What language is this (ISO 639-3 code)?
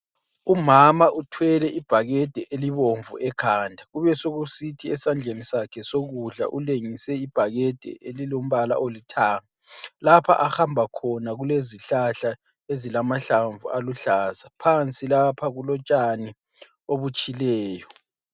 nde